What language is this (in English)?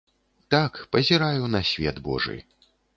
Belarusian